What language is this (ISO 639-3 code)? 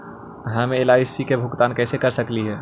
mag